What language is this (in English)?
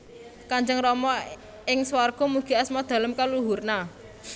Javanese